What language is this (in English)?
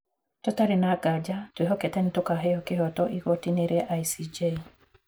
Kikuyu